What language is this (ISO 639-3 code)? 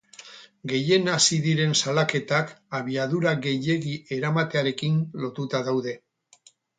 eus